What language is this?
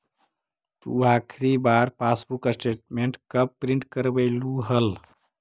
Magahi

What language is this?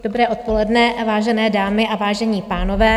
Czech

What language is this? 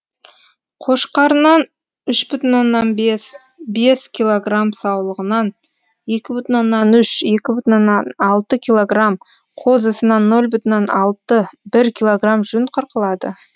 Kazakh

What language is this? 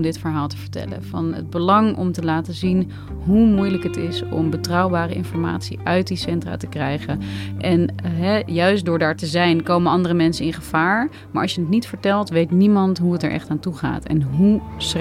Dutch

